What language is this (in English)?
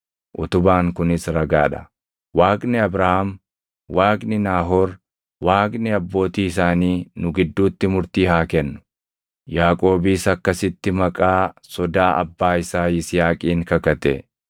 Oromo